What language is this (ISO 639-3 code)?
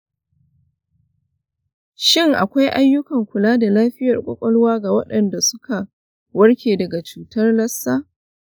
hau